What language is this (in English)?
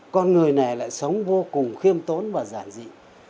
Vietnamese